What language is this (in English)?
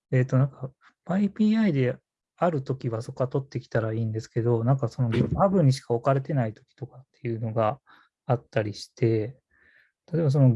Japanese